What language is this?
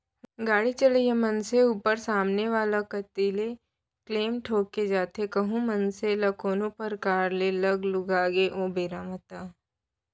Chhattisgarhi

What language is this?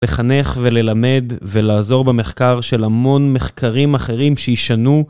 Hebrew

